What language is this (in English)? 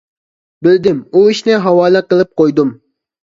Uyghur